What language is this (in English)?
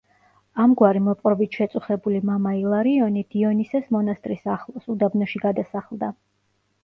Georgian